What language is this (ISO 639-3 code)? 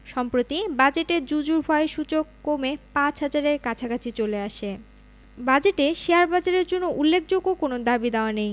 ben